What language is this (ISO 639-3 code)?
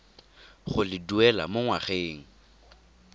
tsn